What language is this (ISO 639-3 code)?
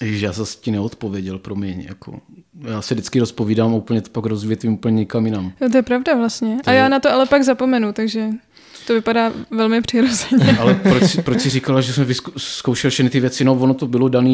ces